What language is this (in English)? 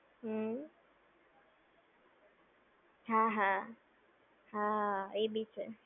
Gujarati